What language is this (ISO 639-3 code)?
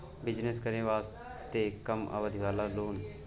mai